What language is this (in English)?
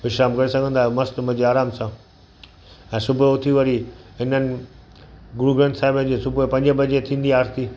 Sindhi